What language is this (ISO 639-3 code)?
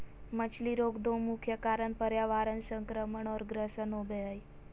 mag